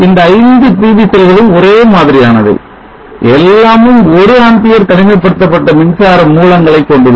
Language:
Tamil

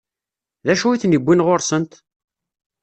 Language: Kabyle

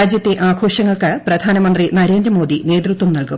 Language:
Malayalam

